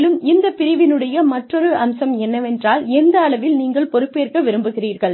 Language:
Tamil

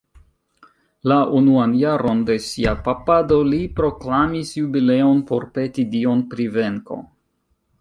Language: Esperanto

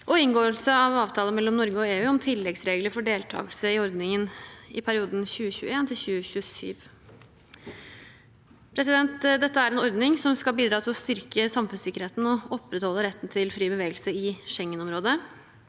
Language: Norwegian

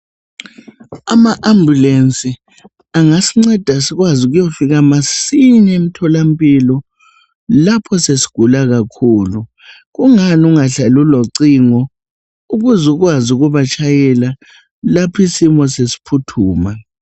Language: North Ndebele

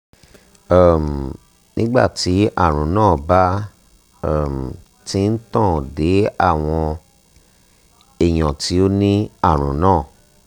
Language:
Yoruba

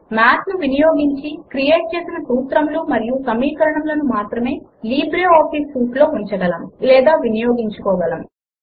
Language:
Telugu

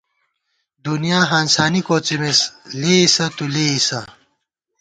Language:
Gawar-Bati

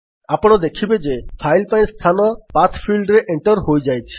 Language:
Odia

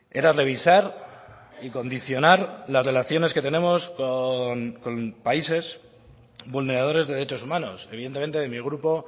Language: Spanish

